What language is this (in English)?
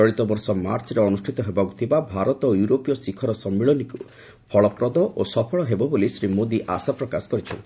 Odia